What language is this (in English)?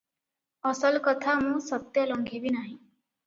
Odia